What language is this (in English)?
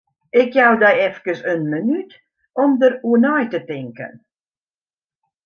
Western Frisian